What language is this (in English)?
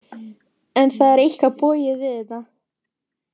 Icelandic